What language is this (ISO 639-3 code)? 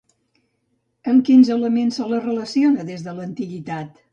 cat